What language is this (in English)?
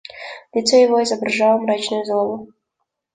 Russian